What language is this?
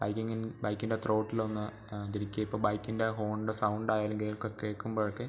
Malayalam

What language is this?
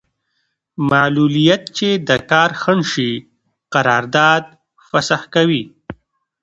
Pashto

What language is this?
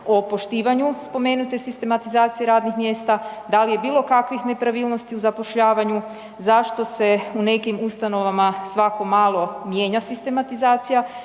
Croatian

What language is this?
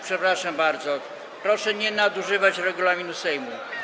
Polish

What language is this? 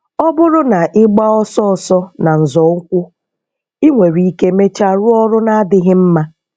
Igbo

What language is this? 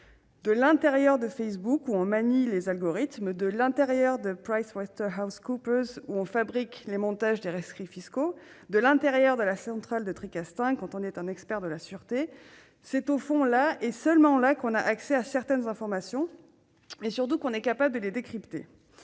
French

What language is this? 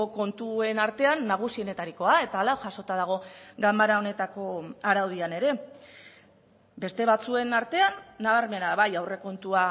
Basque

